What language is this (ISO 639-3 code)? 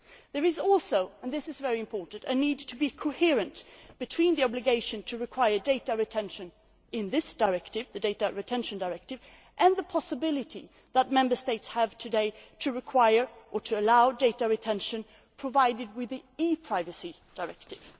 eng